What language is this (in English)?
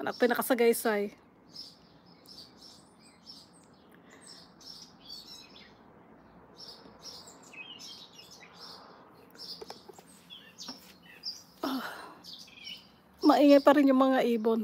Filipino